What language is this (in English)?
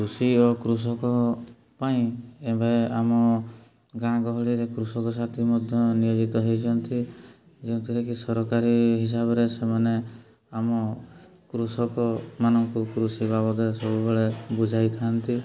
Odia